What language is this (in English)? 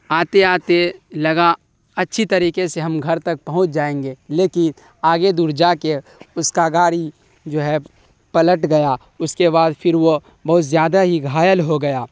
Urdu